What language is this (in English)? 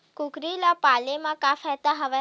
Chhattisgarhi